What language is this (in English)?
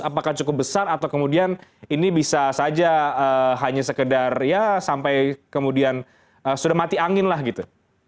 Indonesian